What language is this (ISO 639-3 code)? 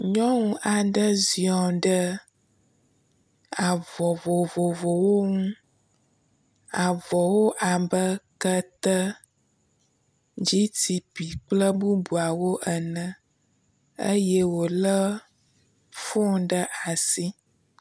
ewe